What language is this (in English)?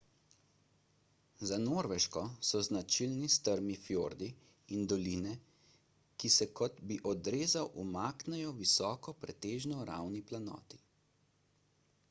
Slovenian